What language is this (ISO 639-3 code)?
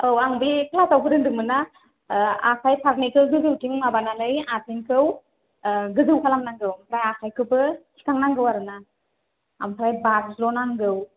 brx